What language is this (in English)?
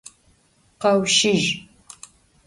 Adyghe